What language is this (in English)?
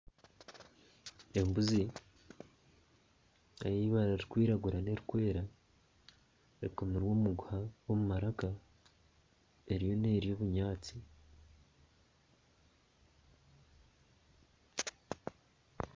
Nyankole